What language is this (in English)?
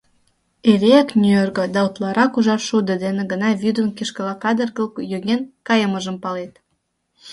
Mari